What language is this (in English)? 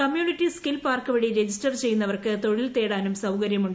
Malayalam